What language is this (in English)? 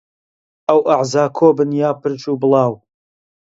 Central Kurdish